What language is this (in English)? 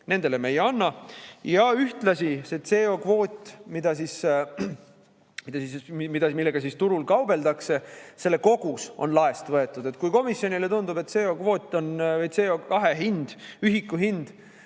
Estonian